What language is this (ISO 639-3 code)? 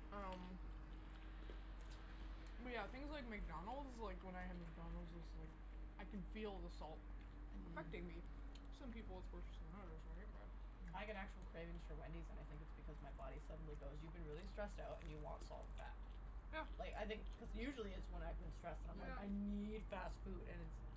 eng